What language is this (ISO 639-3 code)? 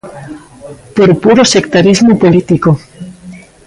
glg